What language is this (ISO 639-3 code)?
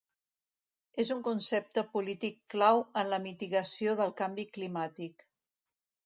cat